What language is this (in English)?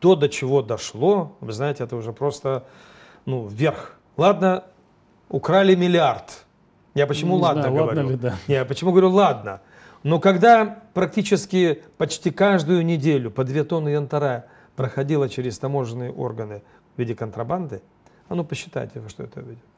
Russian